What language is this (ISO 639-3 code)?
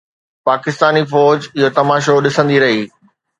snd